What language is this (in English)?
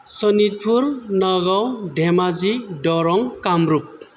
Bodo